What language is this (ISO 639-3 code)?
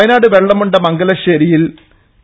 mal